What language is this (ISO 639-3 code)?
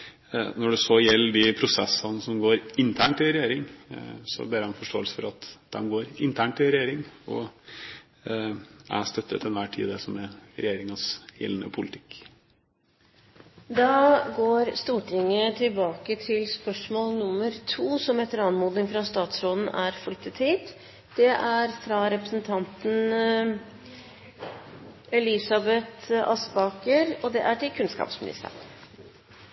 nor